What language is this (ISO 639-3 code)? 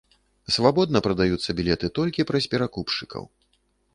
bel